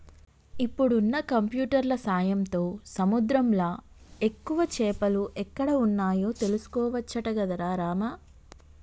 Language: Telugu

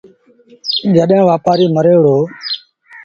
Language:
Sindhi Bhil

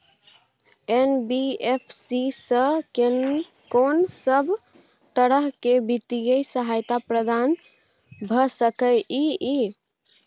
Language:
Maithili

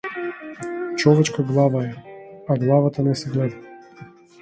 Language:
Macedonian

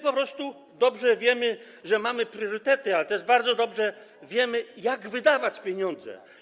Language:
Polish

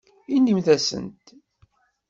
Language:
Kabyle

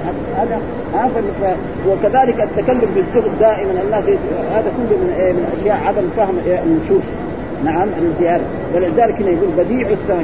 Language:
Arabic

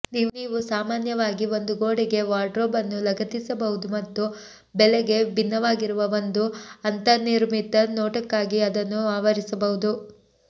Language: Kannada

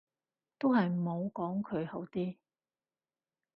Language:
Cantonese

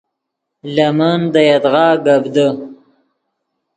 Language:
Yidgha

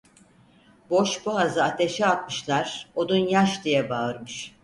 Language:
Turkish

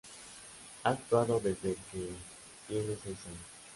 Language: Spanish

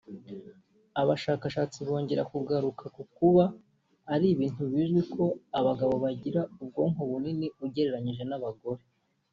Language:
Kinyarwanda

